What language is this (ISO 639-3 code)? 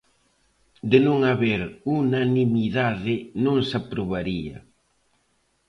glg